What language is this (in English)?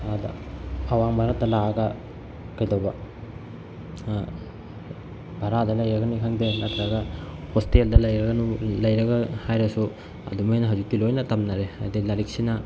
Manipuri